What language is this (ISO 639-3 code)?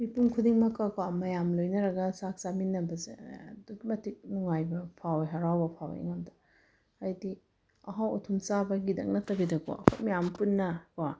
mni